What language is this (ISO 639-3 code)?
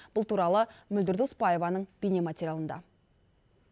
kaz